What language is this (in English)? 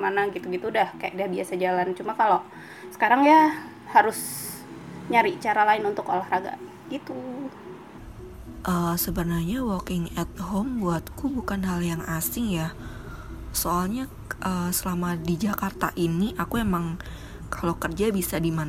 Indonesian